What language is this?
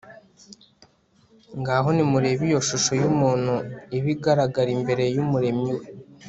Kinyarwanda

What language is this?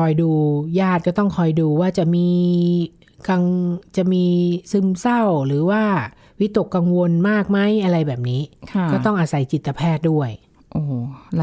Thai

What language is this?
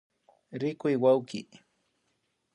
Imbabura Highland Quichua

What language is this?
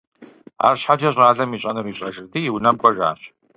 Kabardian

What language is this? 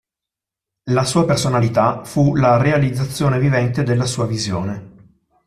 Italian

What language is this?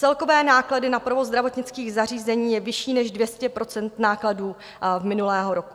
Czech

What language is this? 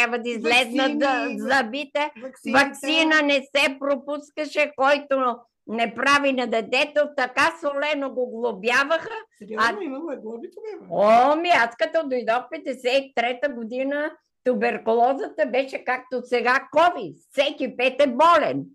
Bulgarian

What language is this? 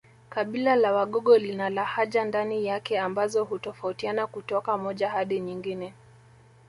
Swahili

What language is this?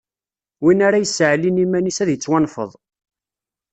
Kabyle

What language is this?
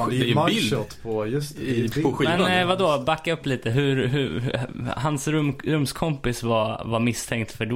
Swedish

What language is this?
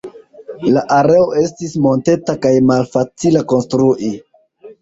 Esperanto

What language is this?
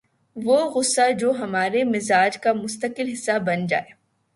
Urdu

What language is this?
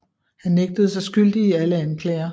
Danish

